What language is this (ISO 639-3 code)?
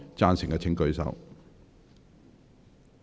yue